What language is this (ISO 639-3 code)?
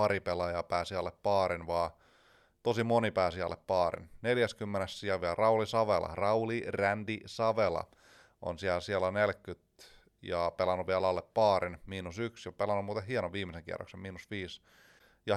fin